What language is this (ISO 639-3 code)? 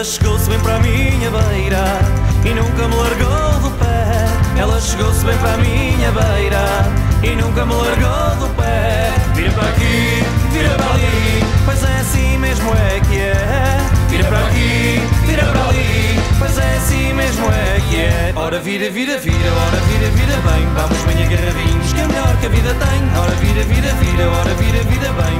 por